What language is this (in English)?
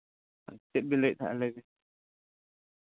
Santali